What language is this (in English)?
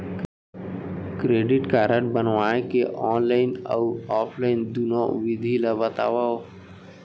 Chhattisgarhi